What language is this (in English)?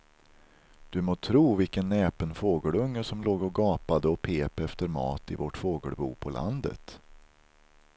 Swedish